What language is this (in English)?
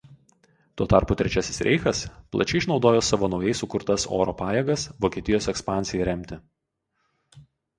Lithuanian